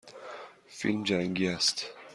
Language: Persian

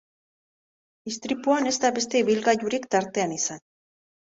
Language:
Basque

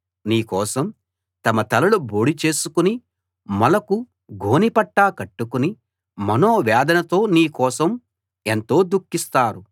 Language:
Telugu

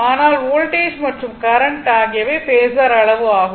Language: Tamil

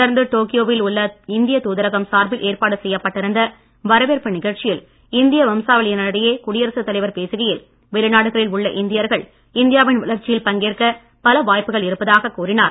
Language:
Tamil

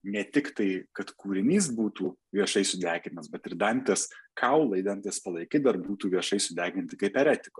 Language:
Lithuanian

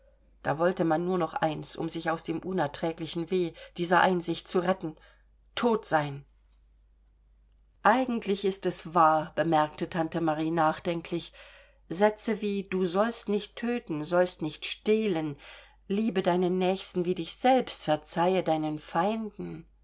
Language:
German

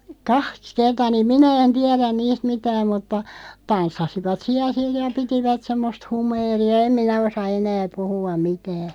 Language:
Finnish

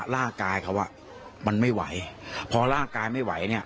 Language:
Thai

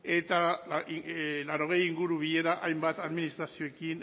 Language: Basque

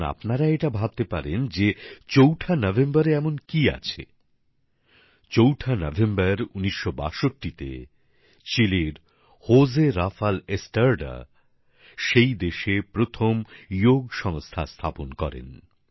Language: Bangla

